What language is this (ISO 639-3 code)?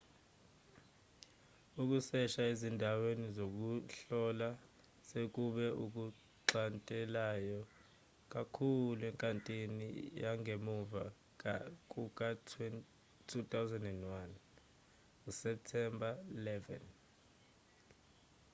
zul